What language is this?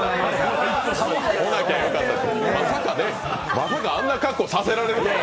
Japanese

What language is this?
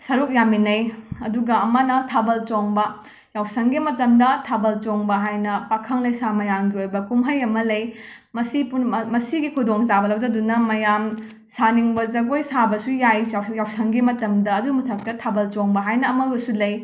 Manipuri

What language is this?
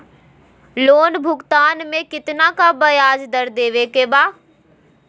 Magahi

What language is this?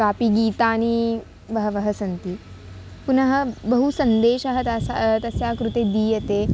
Sanskrit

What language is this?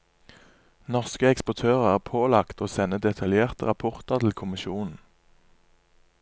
Norwegian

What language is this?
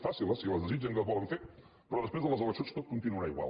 Catalan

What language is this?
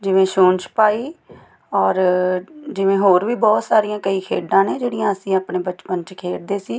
Punjabi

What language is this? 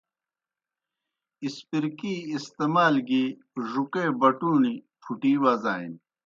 Kohistani Shina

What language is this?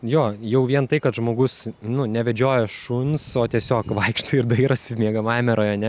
Lithuanian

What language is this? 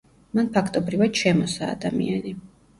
Georgian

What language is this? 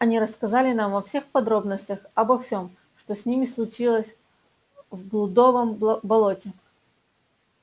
Russian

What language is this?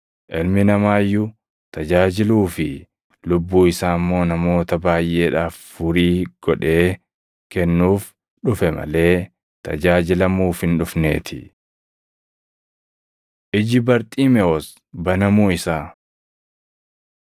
Oromo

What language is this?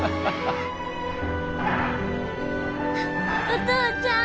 Japanese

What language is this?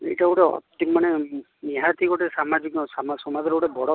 Odia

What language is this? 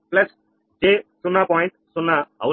Telugu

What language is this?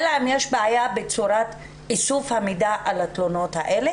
Hebrew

